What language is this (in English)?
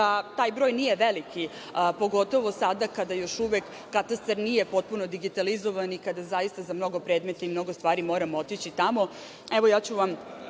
Serbian